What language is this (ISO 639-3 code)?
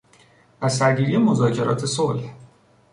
fas